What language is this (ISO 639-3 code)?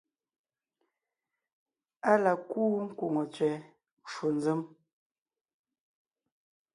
nnh